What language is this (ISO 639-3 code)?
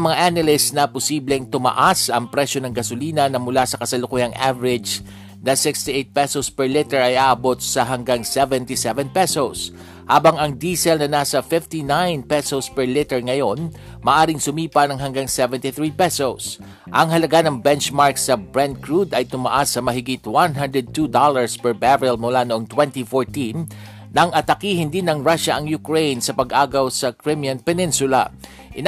fil